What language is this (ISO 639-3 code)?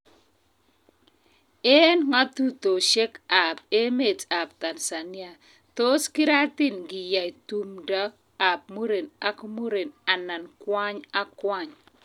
kln